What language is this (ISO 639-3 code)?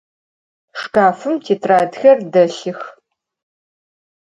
ady